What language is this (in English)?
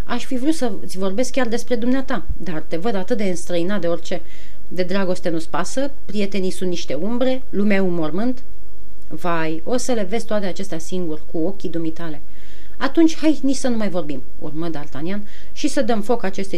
Romanian